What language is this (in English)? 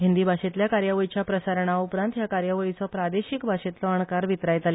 Konkani